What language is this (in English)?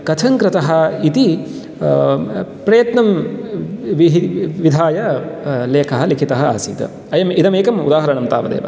Sanskrit